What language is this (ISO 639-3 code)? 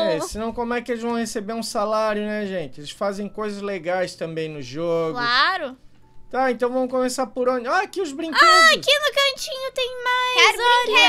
por